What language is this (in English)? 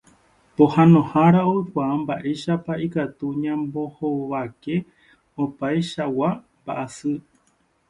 Guarani